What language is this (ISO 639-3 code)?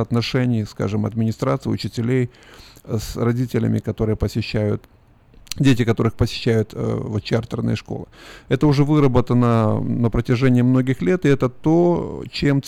rus